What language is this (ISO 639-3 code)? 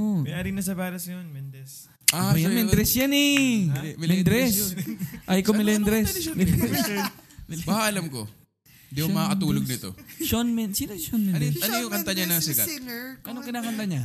fil